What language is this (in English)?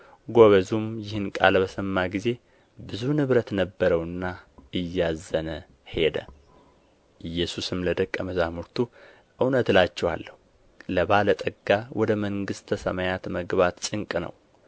Amharic